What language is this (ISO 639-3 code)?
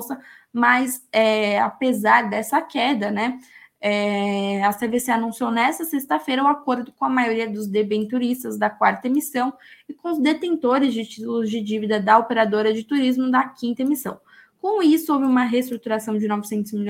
por